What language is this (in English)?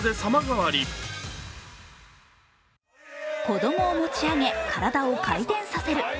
Japanese